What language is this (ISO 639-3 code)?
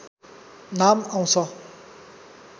nep